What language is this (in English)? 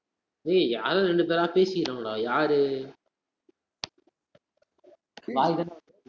Tamil